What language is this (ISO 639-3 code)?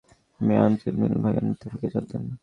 ben